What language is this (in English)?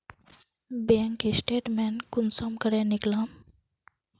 Magahi